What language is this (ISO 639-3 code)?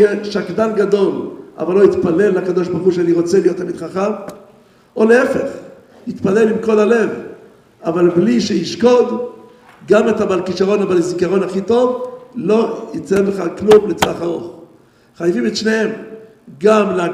heb